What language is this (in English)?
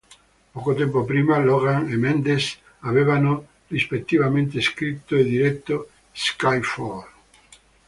Italian